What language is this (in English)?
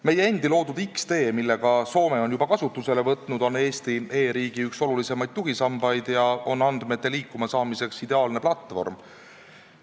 Estonian